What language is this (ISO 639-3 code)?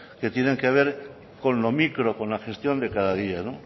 spa